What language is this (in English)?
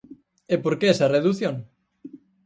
Galician